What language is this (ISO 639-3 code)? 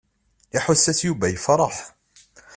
kab